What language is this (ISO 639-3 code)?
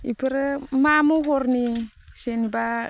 brx